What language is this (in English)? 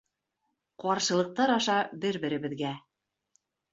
Bashkir